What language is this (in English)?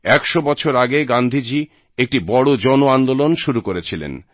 Bangla